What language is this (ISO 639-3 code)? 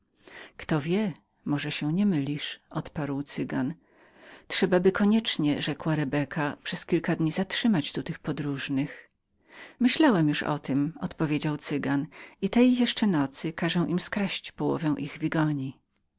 pol